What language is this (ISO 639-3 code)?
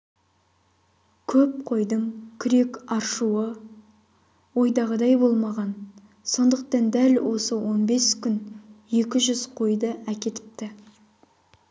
kaz